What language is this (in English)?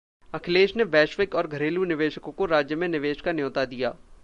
Hindi